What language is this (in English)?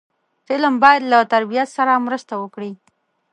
Pashto